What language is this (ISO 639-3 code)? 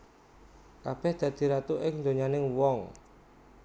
jav